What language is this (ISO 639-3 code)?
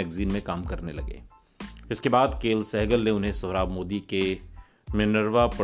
hin